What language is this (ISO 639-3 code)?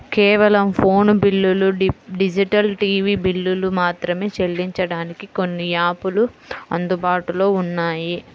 tel